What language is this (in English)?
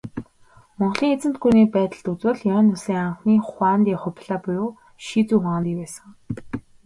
Mongolian